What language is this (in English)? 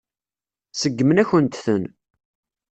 Kabyle